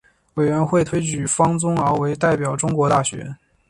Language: Chinese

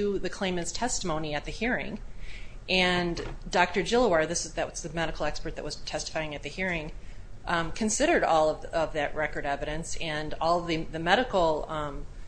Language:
English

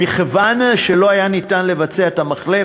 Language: Hebrew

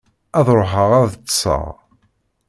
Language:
Kabyle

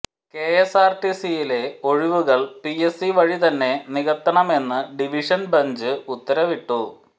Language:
Malayalam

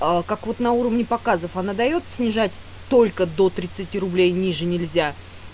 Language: Russian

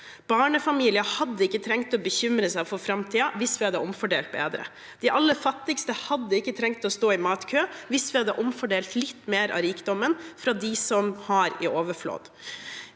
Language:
Norwegian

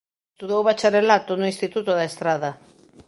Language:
Galician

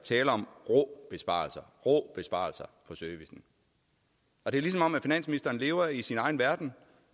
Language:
Danish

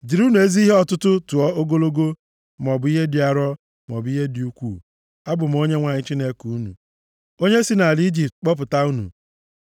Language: Igbo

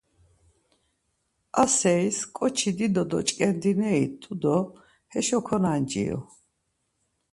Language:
Laz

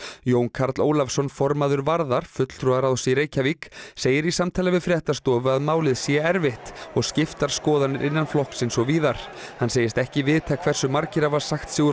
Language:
Icelandic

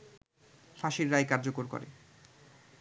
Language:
Bangla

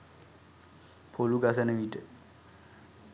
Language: Sinhala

